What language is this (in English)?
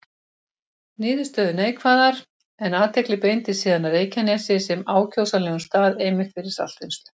Icelandic